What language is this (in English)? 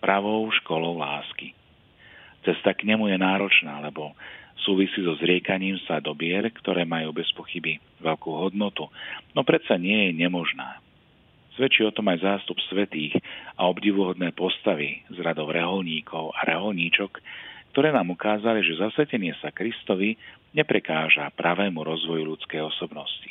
Slovak